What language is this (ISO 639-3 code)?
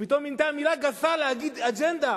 heb